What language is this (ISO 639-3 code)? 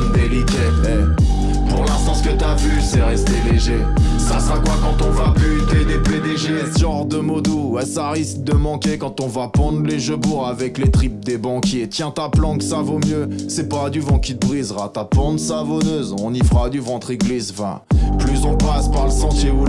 fra